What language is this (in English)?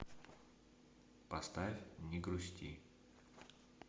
Russian